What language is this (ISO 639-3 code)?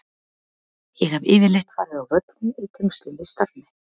isl